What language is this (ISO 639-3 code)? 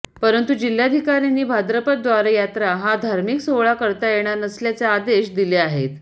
mar